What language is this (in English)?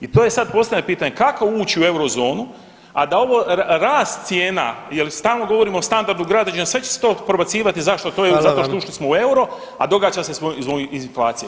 Croatian